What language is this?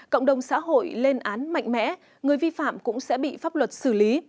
Vietnamese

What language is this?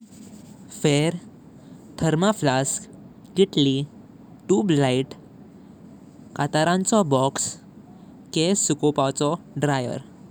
Konkani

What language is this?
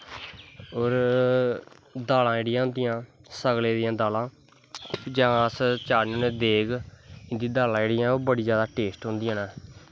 Dogri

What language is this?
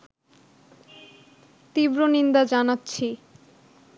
Bangla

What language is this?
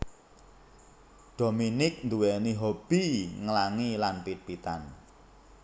Javanese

